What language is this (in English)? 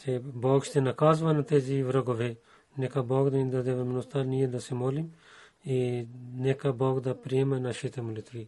Bulgarian